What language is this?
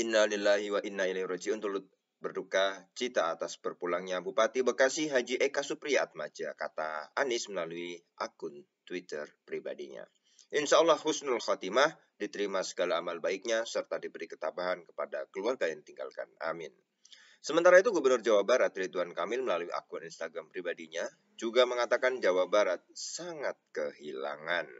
Indonesian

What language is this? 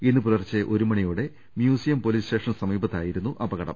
Malayalam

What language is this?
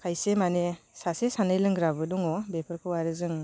Bodo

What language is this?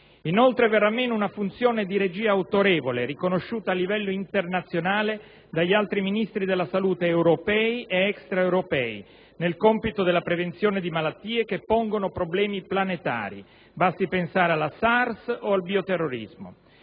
Italian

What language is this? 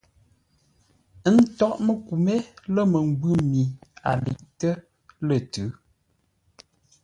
Ngombale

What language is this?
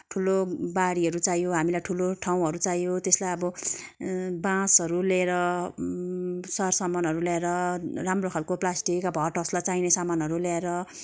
Nepali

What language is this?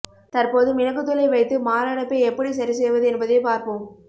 Tamil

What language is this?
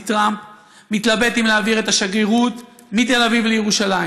Hebrew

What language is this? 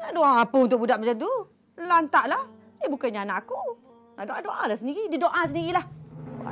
Malay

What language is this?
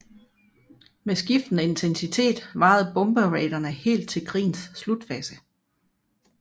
Danish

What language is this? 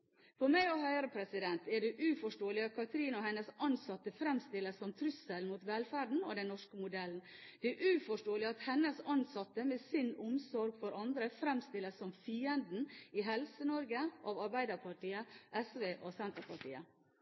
Norwegian Bokmål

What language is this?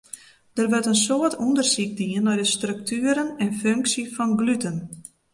Western Frisian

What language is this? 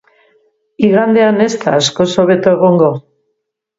Basque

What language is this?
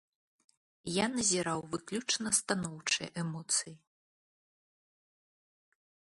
Belarusian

